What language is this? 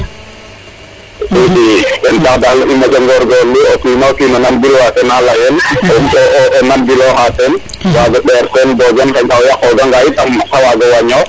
Serer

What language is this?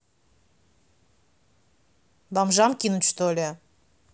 Russian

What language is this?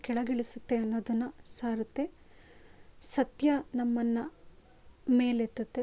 Kannada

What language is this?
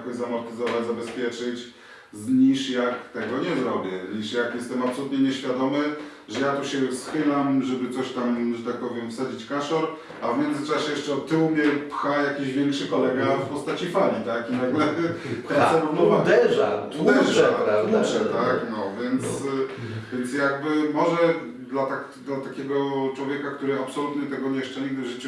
Polish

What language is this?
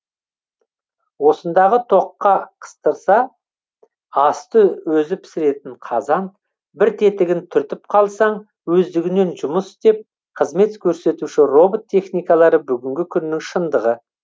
Kazakh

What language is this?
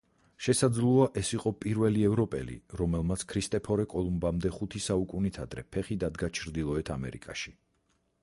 Georgian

